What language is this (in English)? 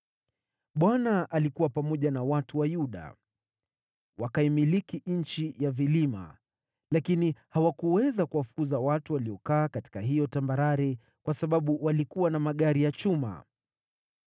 Swahili